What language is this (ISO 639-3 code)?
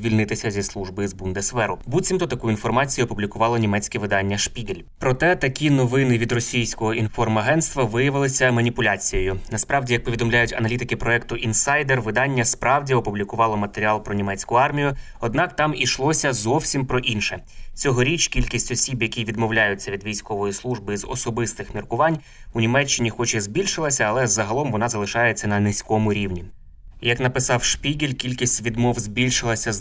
ukr